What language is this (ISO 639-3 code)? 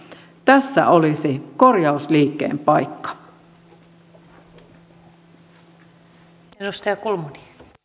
fin